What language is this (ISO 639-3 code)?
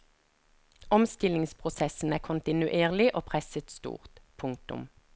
nor